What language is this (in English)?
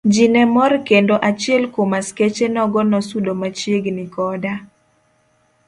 Luo (Kenya and Tanzania)